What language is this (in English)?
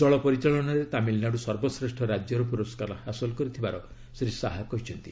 Odia